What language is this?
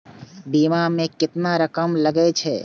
Maithili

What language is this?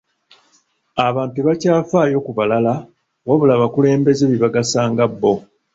Ganda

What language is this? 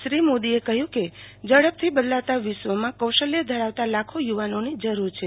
Gujarati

